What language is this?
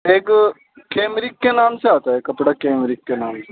Urdu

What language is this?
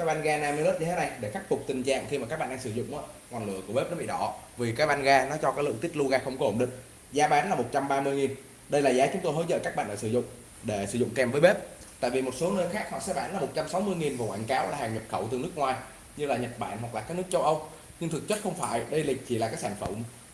Vietnamese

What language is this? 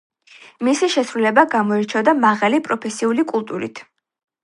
Georgian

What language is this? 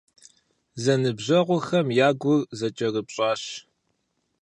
Kabardian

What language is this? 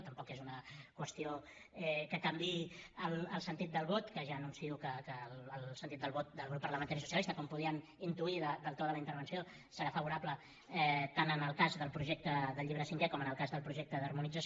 Catalan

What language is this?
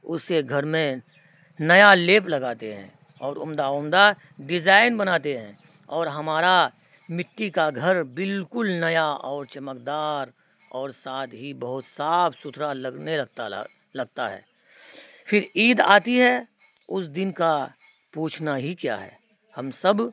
Urdu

